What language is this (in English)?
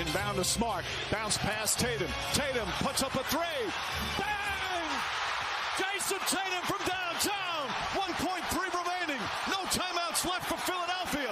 Greek